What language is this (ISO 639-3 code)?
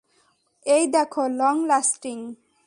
ben